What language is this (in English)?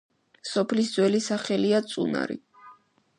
Georgian